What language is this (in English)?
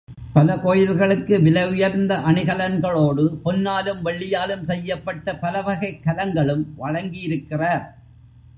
Tamil